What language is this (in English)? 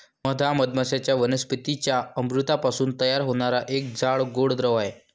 Marathi